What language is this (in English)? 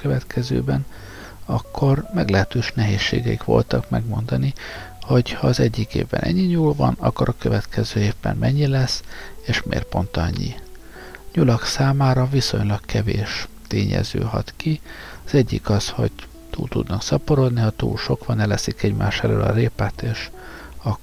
Hungarian